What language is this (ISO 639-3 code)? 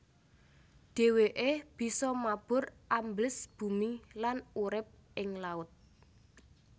jav